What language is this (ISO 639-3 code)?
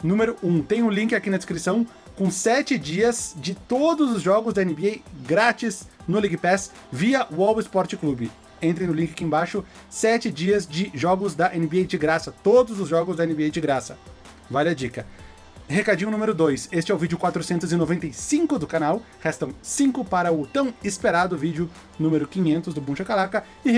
por